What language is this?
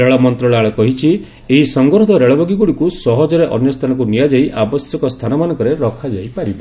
Odia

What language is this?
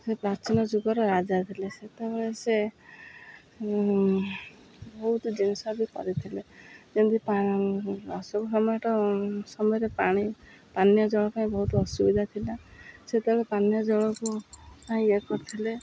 Odia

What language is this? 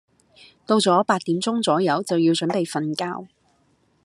Cantonese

